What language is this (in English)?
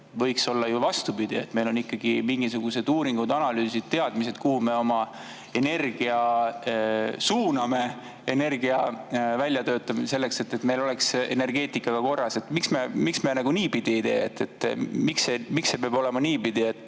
Estonian